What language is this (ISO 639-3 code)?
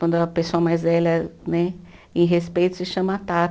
por